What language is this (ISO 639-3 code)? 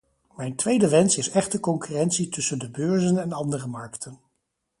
nld